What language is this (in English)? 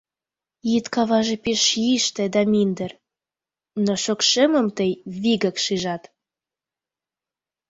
Mari